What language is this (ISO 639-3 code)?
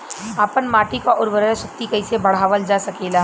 bho